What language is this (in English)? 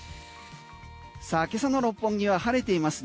Japanese